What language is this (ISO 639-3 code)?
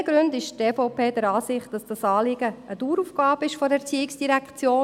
gsw